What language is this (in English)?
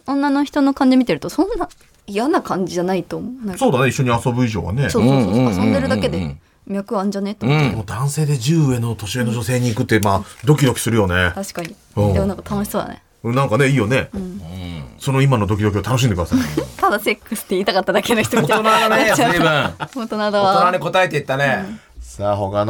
Japanese